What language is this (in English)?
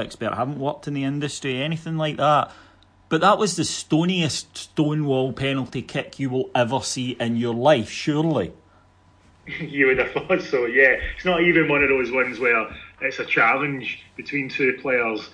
English